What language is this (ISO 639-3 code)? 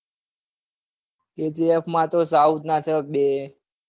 guj